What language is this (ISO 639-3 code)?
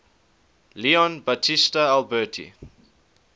eng